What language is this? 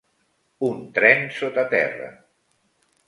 Catalan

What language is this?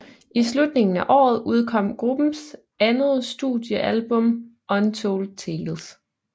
Danish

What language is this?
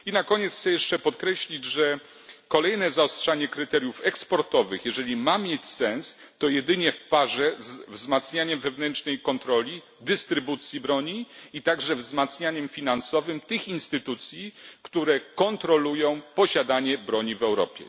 Polish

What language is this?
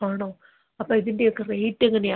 Malayalam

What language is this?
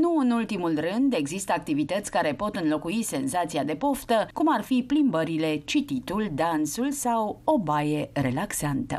Romanian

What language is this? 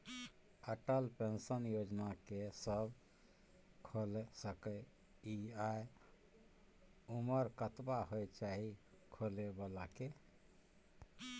Maithili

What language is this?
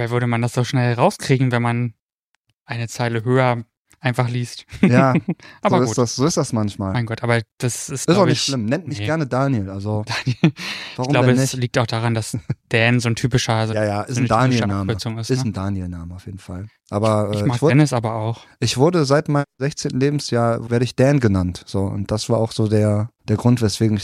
German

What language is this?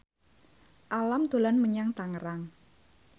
Javanese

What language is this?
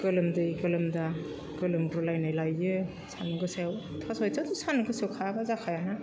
Bodo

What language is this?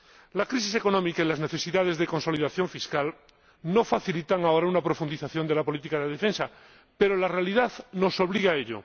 Spanish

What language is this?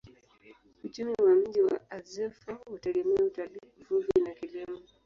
Swahili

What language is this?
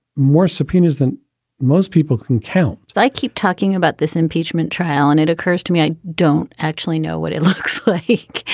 English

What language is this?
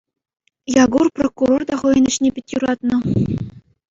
Chuvash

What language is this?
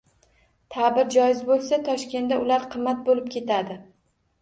Uzbek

